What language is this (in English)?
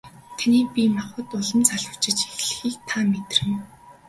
Mongolian